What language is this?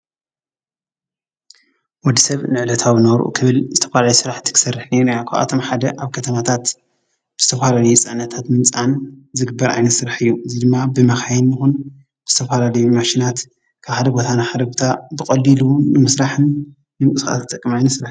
Tigrinya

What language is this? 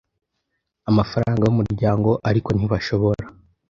Kinyarwanda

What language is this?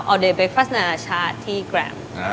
Thai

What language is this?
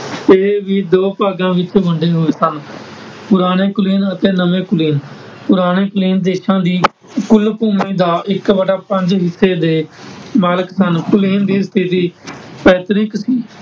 Punjabi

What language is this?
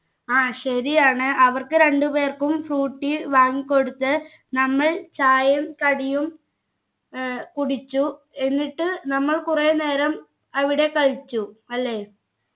Malayalam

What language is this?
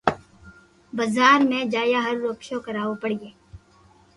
Loarki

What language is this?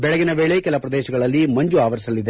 Kannada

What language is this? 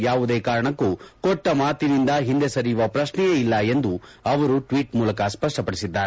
Kannada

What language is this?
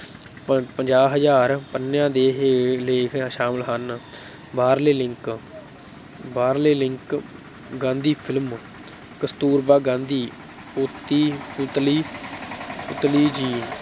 Punjabi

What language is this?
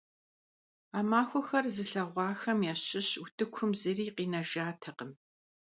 Kabardian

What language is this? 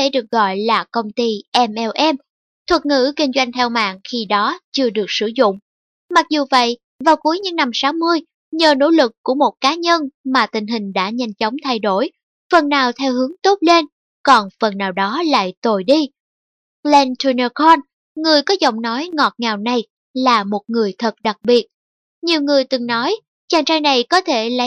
Vietnamese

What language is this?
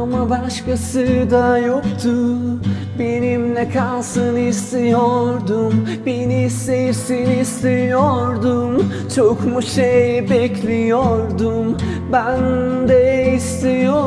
Turkish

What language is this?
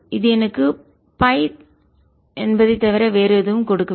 Tamil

